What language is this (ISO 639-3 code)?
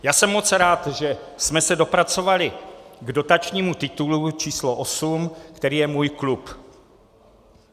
ces